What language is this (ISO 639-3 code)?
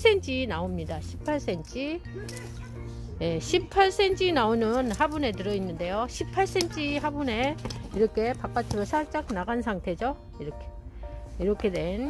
kor